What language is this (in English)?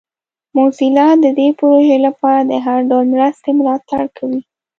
Pashto